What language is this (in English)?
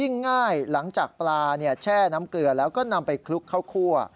Thai